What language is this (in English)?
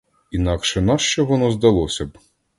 Ukrainian